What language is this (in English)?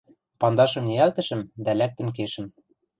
Western Mari